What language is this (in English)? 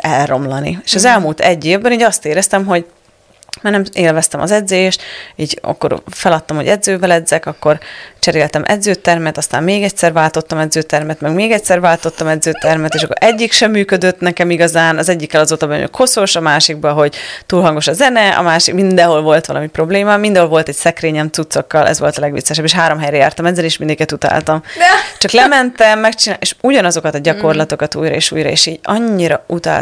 Hungarian